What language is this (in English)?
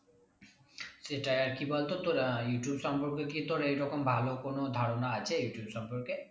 Bangla